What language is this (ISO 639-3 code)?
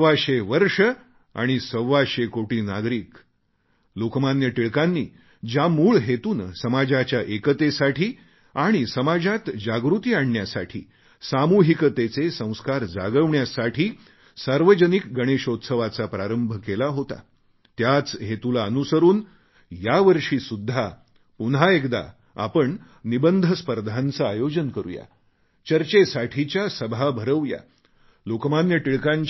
mar